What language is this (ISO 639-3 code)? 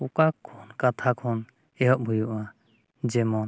sat